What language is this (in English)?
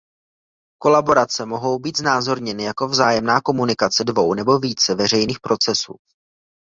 Czech